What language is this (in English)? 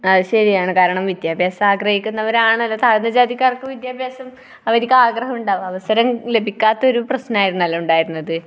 Malayalam